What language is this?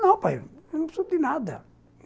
Portuguese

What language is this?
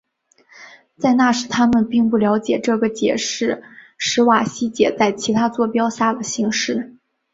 Chinese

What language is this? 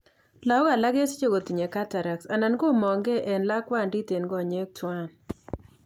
Kalenjin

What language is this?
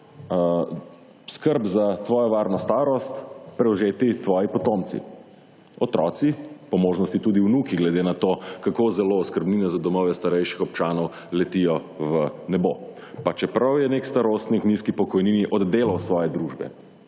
Slovenian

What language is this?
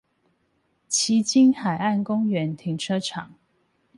Chinese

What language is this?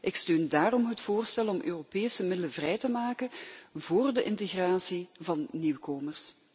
Dutch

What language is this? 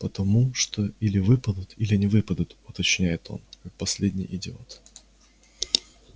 Russian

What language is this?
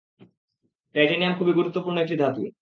Bangla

